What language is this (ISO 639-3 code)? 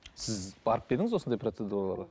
kaz